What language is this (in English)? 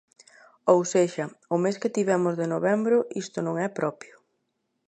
Galician